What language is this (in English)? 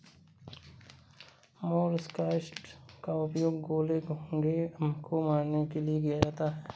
Hindi